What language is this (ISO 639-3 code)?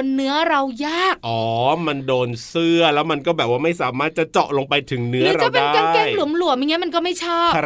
tha